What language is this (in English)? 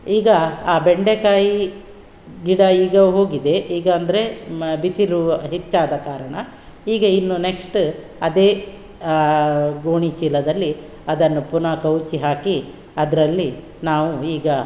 Kannada